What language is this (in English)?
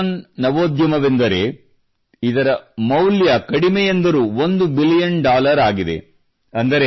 Kannada